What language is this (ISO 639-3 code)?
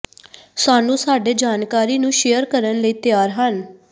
pan